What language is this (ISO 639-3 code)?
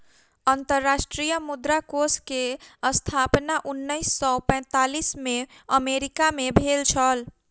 mai